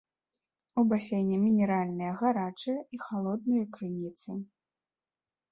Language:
Belarusian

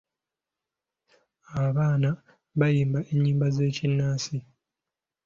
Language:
Ganda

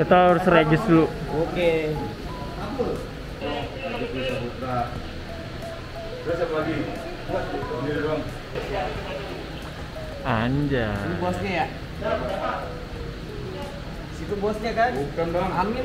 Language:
Indonesian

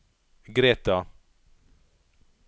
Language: Norwegian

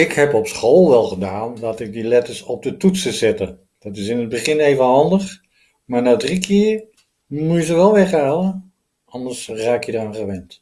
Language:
Dutch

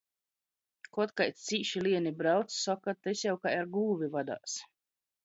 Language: Latgalian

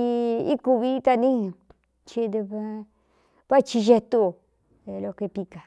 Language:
Cuyamecalco Mixtec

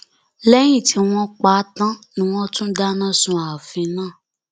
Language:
Yoruba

